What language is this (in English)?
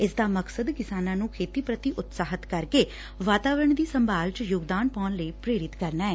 Punjabi